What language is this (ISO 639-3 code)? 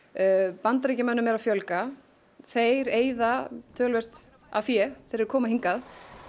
isl